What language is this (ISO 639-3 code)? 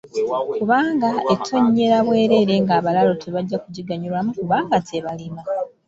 lug